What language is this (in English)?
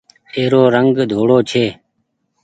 Goaria